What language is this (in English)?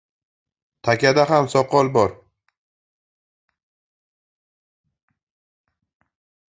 Uzbek